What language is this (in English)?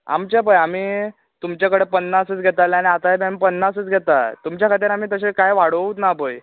Konkani